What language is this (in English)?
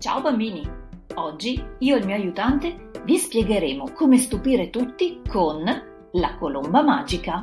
Italian